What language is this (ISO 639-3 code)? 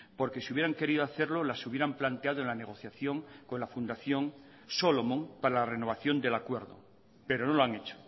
spa